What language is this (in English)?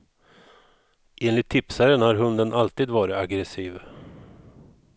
Swedish